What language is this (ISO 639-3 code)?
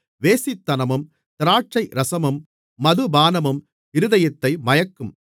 tam